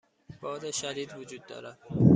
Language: Persian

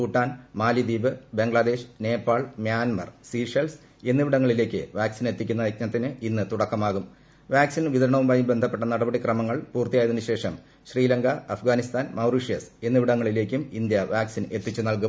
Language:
Malayalam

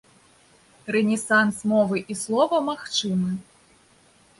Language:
Belarusian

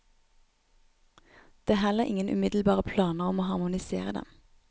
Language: Norwegian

